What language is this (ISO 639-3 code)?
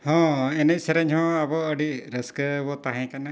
sat